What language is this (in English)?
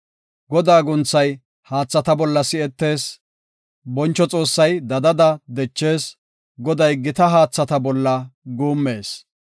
Gofa